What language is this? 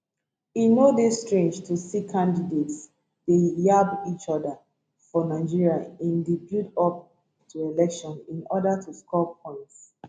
Nigerian Pidgin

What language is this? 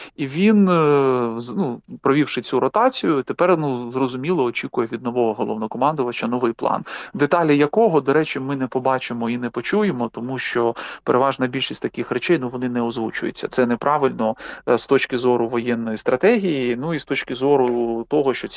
Ukrainian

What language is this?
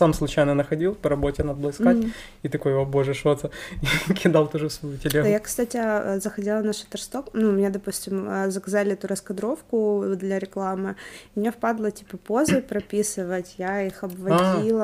Russian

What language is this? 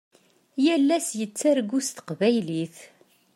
Kabyle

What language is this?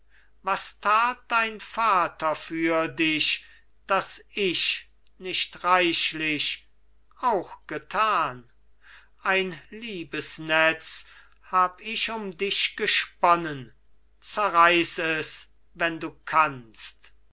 German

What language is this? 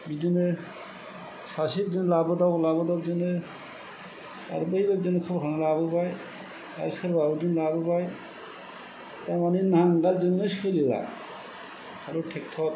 Bodo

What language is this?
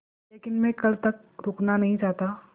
Hindi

